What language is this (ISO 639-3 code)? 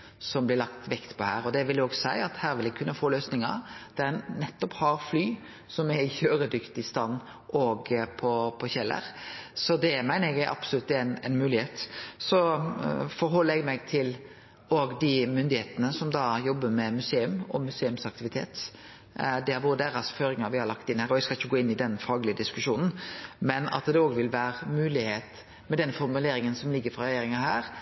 nno